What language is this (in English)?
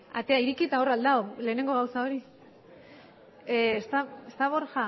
Basque